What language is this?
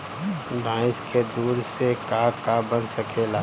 Bhojpuri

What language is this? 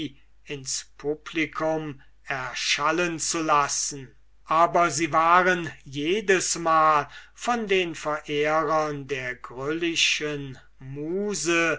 German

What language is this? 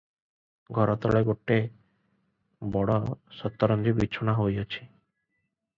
Odia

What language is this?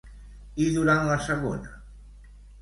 Catalan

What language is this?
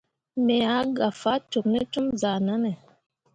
Mundang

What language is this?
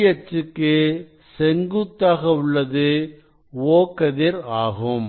Tamil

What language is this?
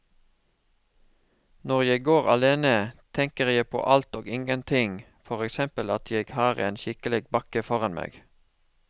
Norwegian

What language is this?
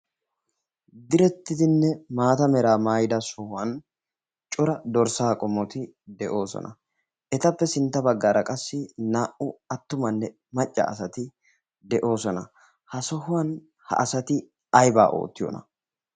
Wolaytta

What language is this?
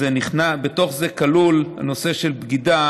Hebrew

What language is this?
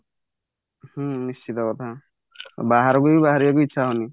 Odia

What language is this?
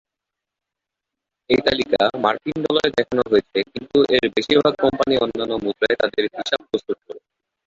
Bangla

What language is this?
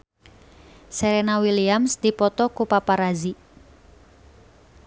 Sundanese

